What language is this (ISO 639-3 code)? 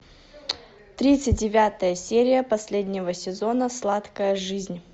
rus